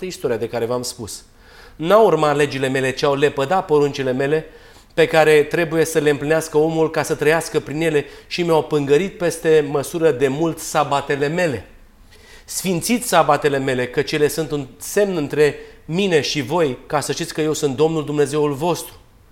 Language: Romanian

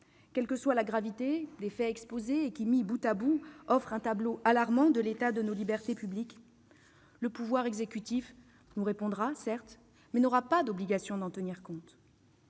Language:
French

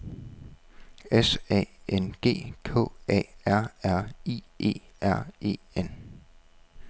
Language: Danish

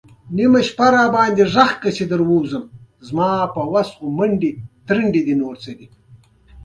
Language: Pashto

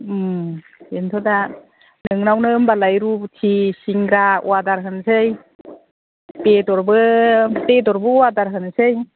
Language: Bodo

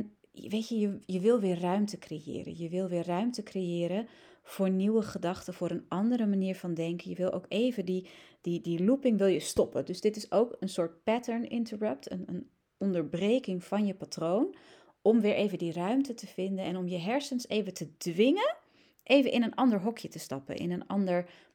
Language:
Dutch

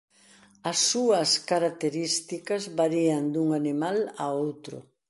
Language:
Galician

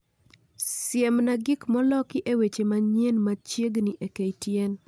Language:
Luo (Kenya and Tanzania)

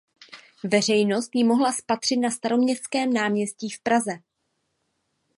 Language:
Czech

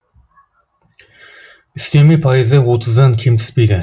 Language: Kazakh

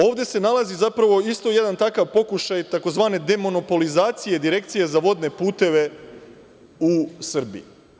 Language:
Serbian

